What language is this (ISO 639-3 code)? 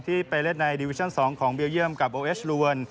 tha